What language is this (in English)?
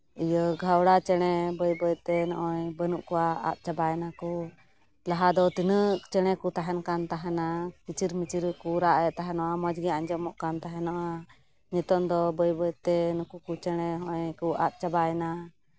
Santali